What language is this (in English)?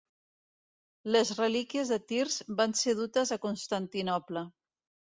Catalan